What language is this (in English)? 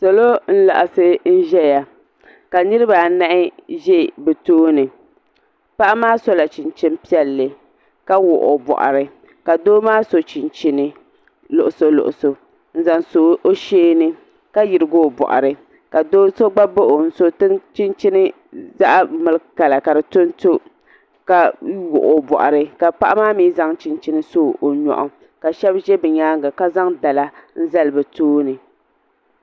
Dagbani